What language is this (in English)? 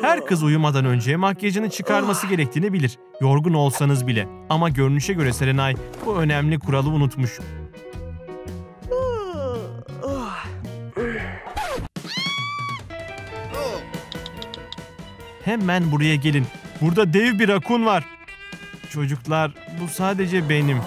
Turkish